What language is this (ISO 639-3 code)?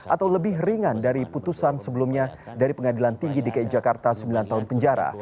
ind